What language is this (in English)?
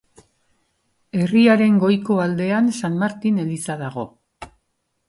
Basque